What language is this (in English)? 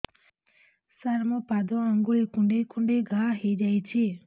Odia